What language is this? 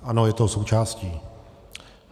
Czech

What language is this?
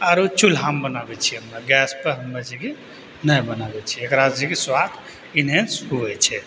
Maithili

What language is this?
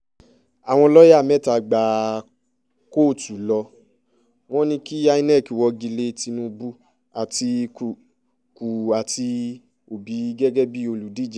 Yoruba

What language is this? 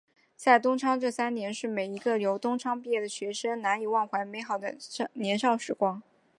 Chinese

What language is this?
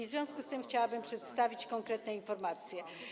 Polish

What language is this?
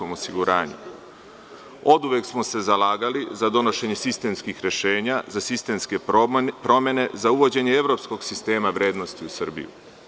Serbian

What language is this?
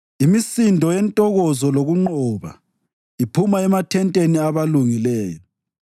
North Ndebele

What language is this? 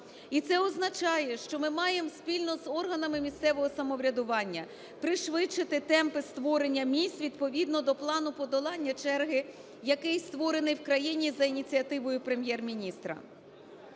Ukrainian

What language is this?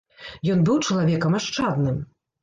Belarusian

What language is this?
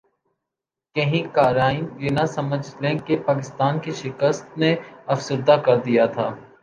Urdu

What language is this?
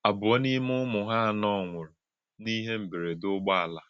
Igbo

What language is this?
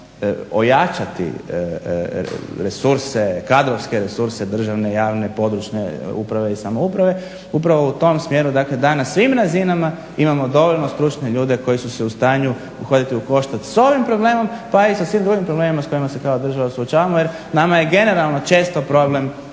Croatian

